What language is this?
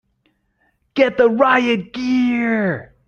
English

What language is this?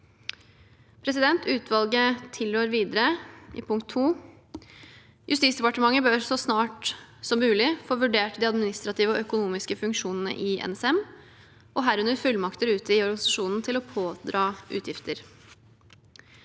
Norwegian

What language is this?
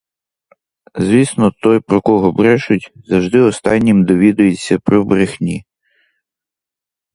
Ukrainian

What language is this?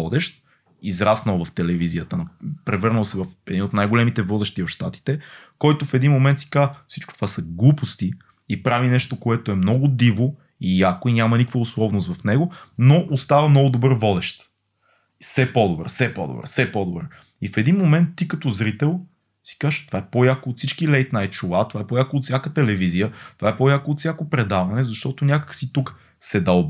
Bulgarian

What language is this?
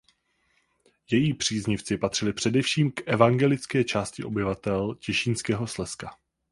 Czech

